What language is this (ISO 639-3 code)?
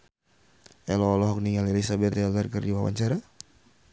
sun